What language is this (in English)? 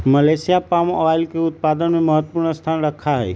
Magahi